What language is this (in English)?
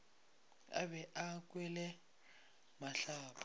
Northern Sotho